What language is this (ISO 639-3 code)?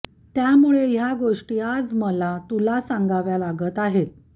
mar